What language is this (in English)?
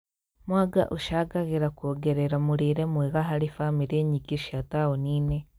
Kikuyu